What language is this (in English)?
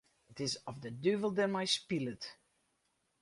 Western Frisian